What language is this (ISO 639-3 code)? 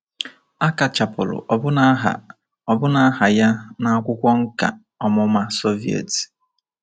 ibo